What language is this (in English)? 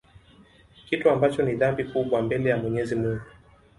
Swahili